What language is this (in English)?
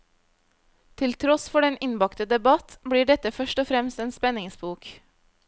Norwegian